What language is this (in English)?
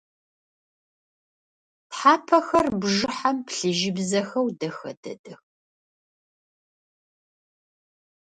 Adyghe